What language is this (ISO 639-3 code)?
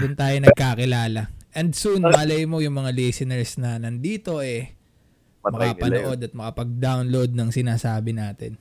fil